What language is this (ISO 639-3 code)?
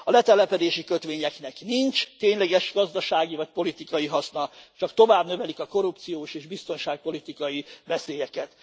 hun